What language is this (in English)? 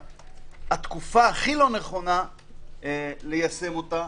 Hebrew